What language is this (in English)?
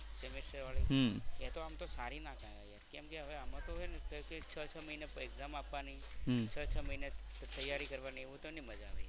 Gujarati